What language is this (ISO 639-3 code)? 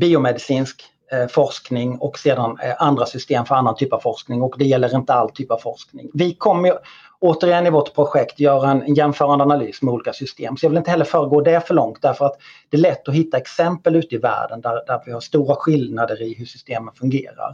swe